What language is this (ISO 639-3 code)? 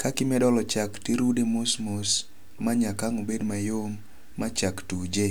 luo